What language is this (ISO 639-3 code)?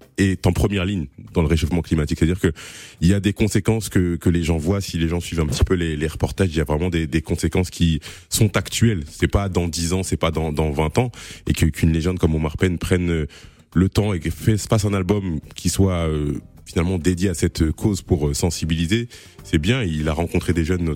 fra